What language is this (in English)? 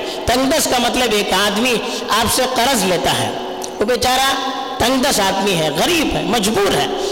Urdu